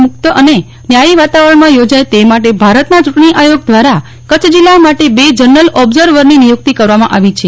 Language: Gujarati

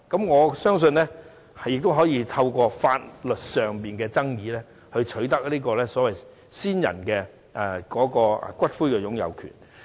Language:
Cantonese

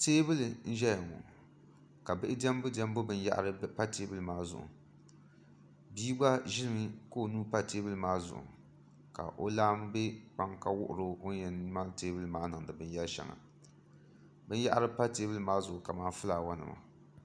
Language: Dagbani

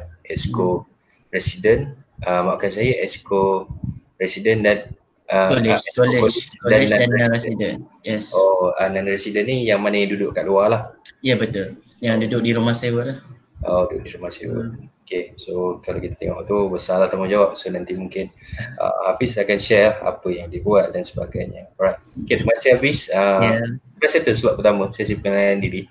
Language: Malay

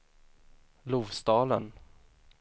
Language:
Swedish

